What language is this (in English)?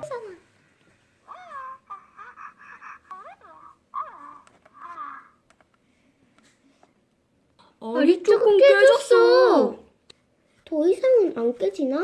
Korean